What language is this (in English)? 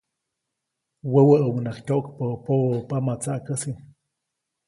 Copainalá Zoque